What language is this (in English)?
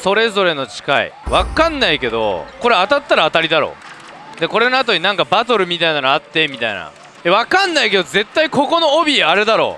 Japanese